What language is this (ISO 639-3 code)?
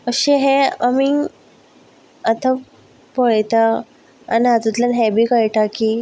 kok